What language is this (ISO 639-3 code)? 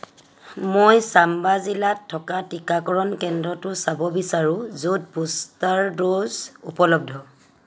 asm